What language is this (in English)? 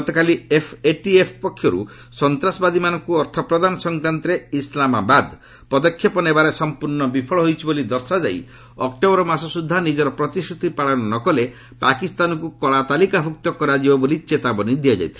Odia